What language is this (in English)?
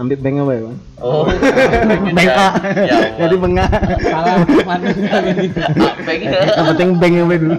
Indonesian